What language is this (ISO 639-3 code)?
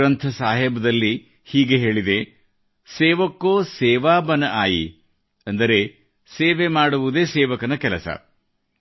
kan